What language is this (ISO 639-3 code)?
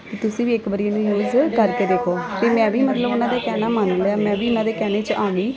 pan